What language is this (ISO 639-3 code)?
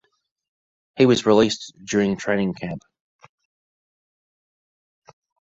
eng